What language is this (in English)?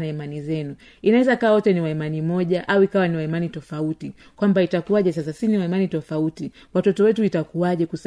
Swahili